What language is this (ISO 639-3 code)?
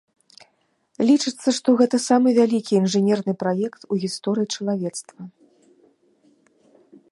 bel